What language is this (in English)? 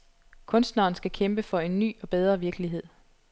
Danish